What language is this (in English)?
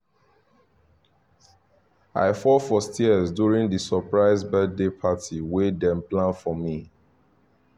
Nigerian Pidgin